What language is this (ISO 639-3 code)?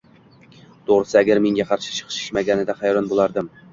uzb